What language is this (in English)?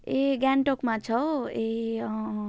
Nepali